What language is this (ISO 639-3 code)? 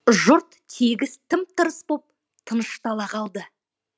kaz